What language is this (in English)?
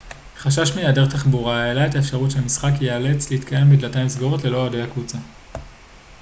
Hebrew